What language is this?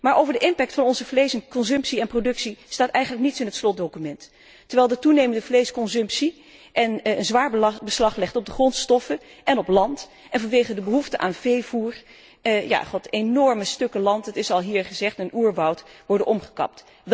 Dutch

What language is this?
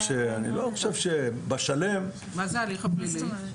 Hebrew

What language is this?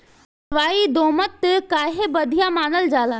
Bhojpuri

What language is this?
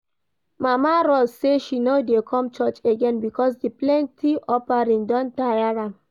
Nigerian Pidgin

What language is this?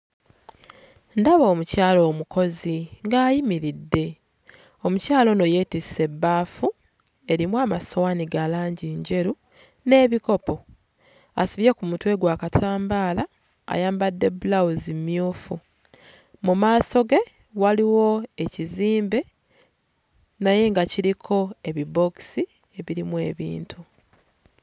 Ganda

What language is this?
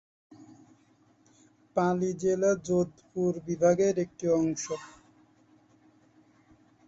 Bangla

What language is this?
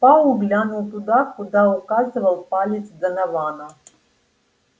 Russian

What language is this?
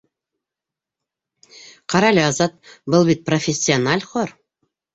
Bashkir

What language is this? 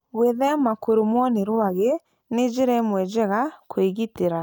Kikuyu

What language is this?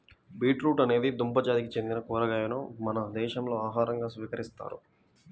Telugu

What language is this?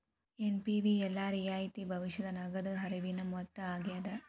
Kannada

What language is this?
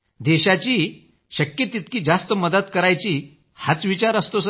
Marathi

